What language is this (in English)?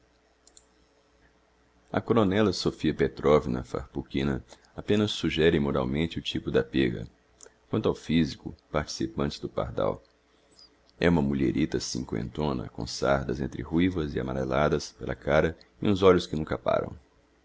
Portuguese